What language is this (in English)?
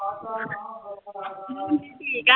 Punjabi